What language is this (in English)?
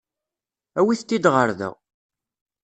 Kabyle